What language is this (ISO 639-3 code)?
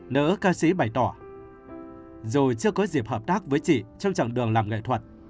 vie